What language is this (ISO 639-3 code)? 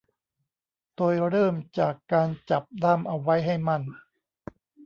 tha